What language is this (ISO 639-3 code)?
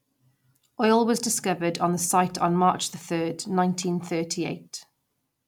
eng